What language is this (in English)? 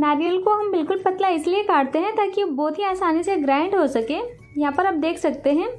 Hindi